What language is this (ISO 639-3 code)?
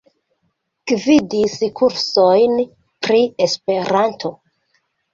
epo